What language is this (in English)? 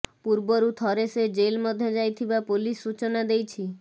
Odia